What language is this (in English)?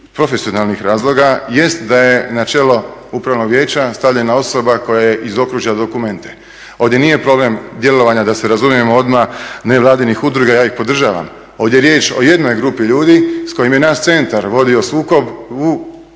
Croatian